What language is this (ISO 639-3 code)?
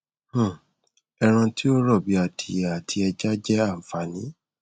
yor